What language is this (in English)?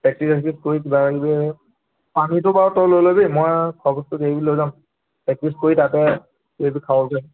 Assamese